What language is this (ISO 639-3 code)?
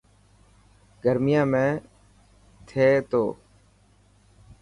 mki